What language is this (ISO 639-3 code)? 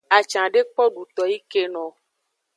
ajg